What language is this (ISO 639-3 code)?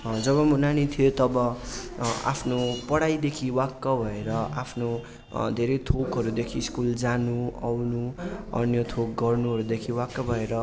nep